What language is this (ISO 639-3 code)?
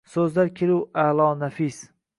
uzb